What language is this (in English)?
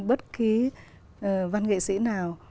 Vietnamese